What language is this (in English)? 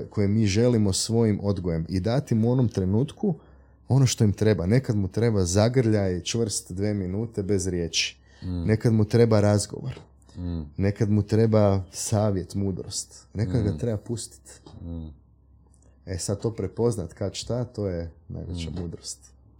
Croatian